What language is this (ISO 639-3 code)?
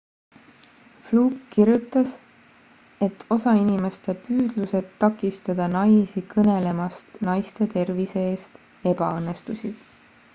est